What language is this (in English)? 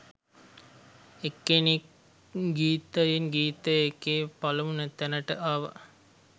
Sinhala